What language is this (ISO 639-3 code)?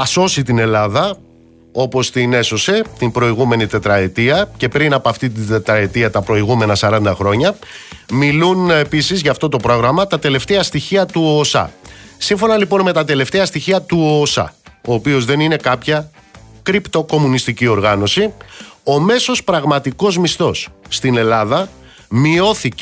ell